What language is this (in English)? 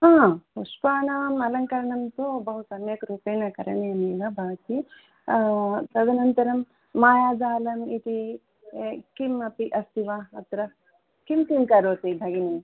Sanskrit